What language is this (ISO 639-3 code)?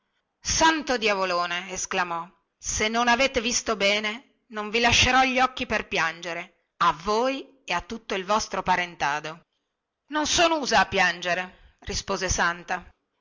ita